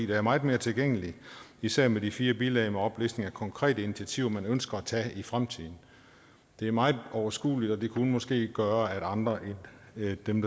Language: Danish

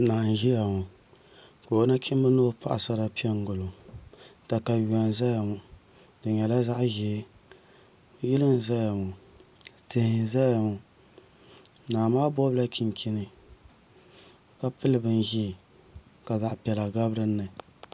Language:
Dagbani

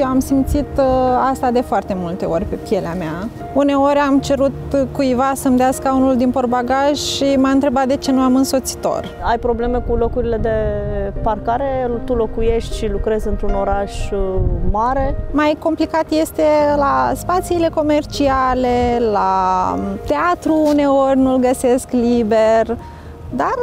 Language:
Romanian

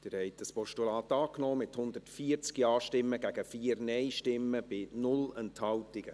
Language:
Swiss German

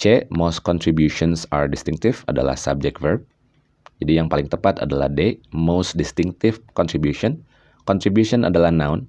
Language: Indonesian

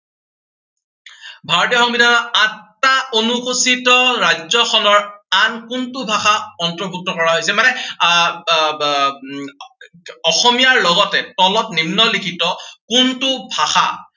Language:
Assamese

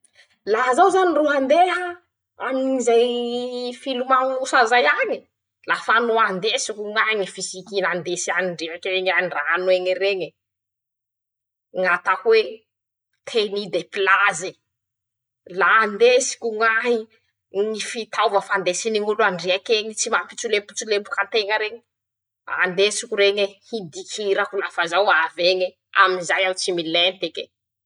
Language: Masikoro Malagasy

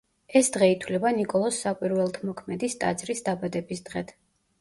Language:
Georgian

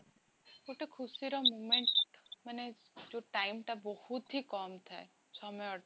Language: Odia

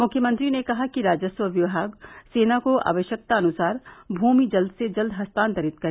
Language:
Hindi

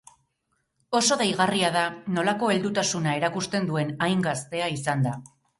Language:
Basque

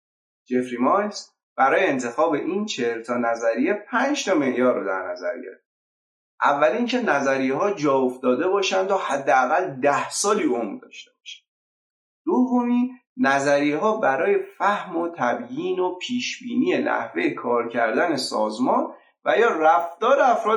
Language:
Persian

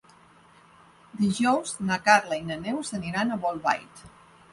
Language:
Catalan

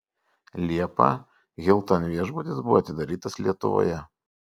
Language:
Lithuanian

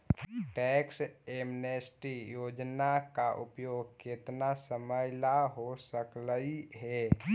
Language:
Magahi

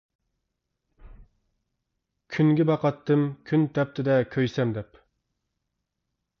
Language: Uyghur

